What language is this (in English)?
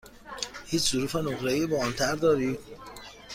Persian